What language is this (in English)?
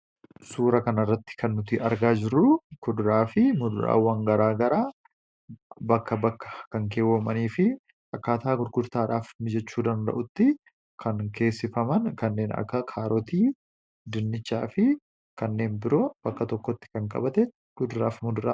Oromo